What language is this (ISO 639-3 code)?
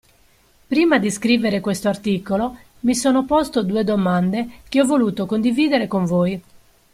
ita